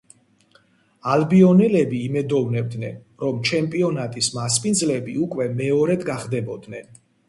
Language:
Georgian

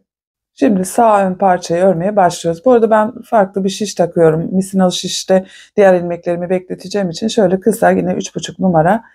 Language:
Turkish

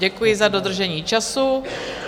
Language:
Czech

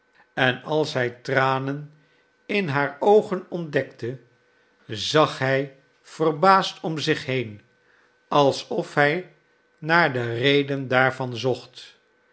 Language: Dutch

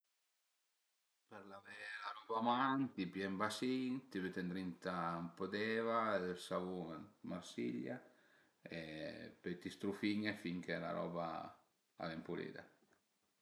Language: Piedmontese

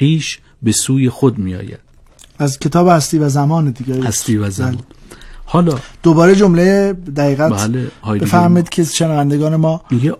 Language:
Persian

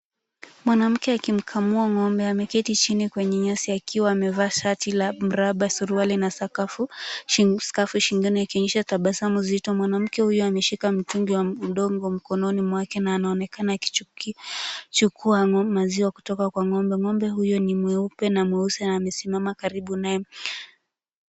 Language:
Swahili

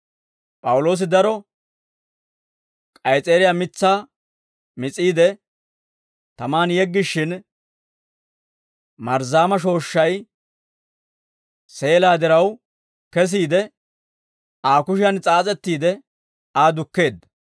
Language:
Dawro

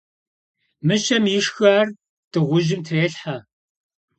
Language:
Kabardian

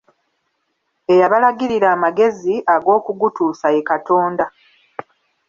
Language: Ganda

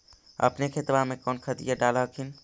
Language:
Magahi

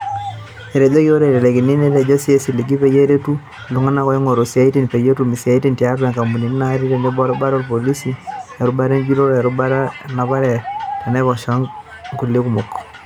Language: Masai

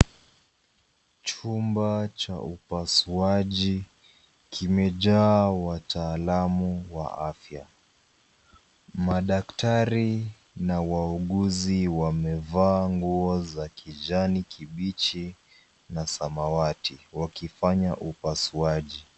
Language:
Swahili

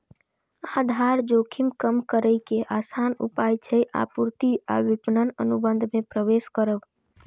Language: Maithili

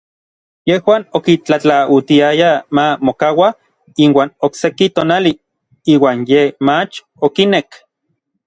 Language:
Orizaba Nahuatl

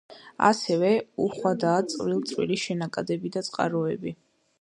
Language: Georgian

